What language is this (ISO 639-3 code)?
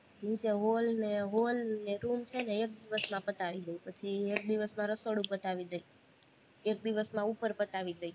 guj